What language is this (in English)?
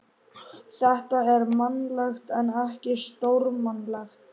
Icelandic